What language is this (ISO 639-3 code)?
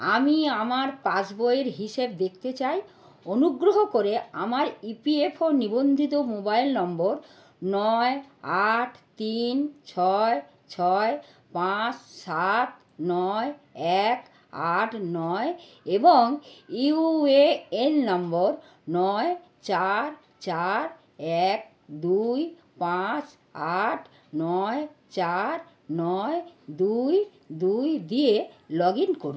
ben